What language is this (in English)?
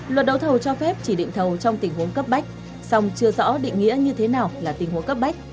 Vietnamese